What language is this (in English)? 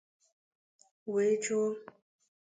Igbo